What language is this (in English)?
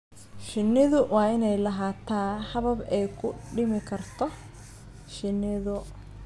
Somali